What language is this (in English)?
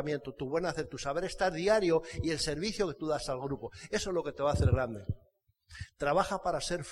Spanish